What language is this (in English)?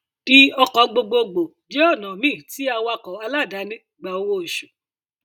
Yoruba